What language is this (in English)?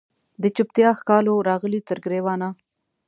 Pashto